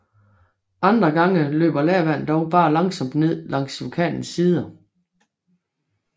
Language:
Danish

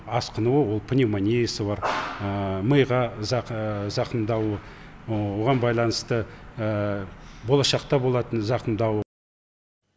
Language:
Kazakh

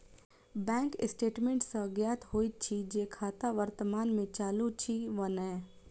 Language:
Maithili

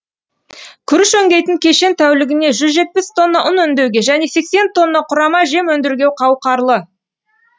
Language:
Kazakh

